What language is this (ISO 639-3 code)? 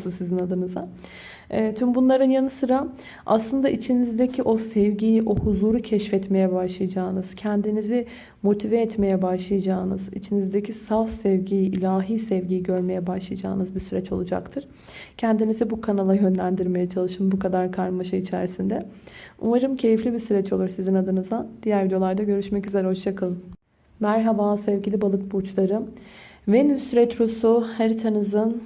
tur